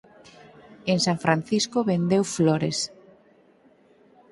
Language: Galician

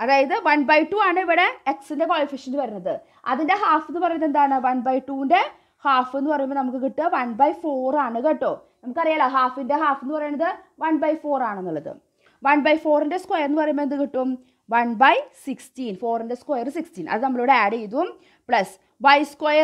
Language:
Malayalam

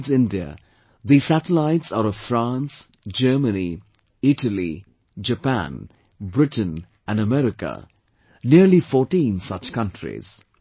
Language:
English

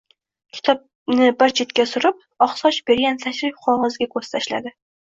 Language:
Uzbek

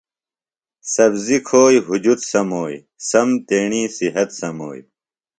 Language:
Phalura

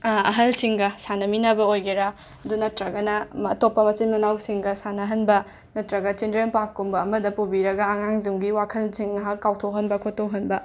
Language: Manipuri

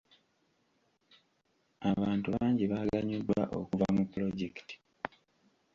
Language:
Ganda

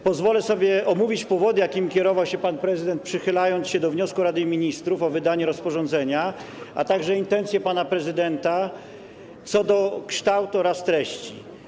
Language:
Polish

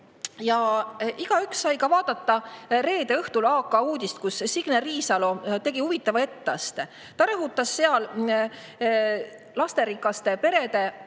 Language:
Estonian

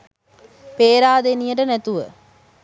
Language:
Sinhala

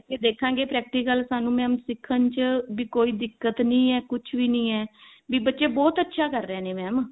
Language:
Punjabi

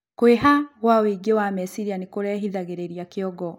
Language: Kikuyu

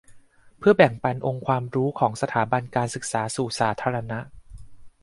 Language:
Thai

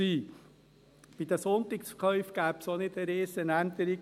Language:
Swiss German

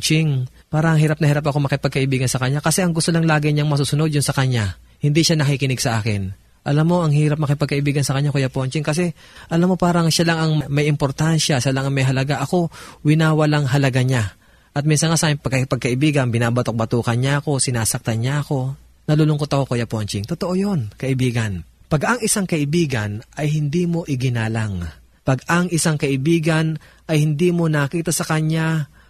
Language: Filipino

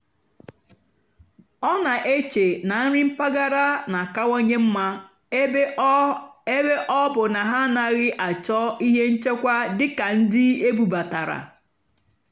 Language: Igbo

